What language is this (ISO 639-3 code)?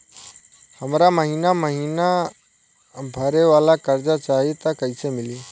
bho